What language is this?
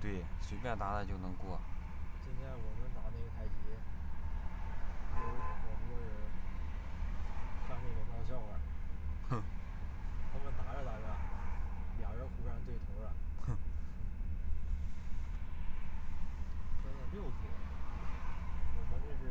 Chinese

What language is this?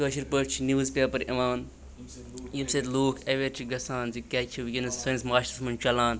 Kashmiri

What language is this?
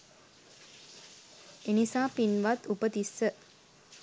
Sinhala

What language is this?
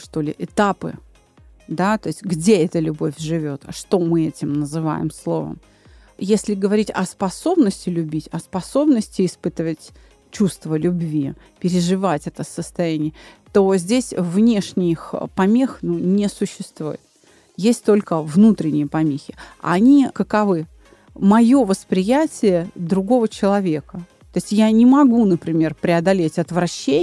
Russian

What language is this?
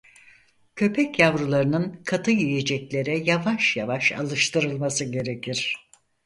Turkish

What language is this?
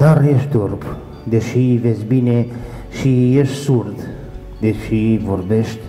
Romanian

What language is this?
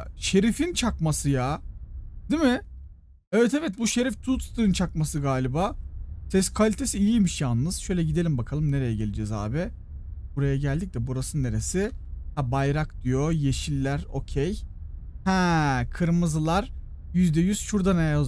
Turkish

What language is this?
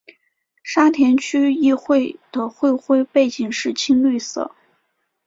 Chinese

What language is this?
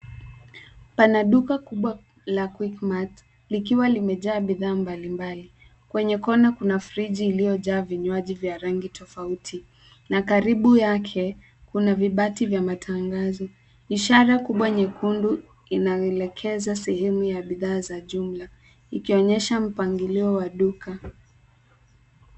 Swahili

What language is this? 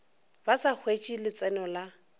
Northern Sotho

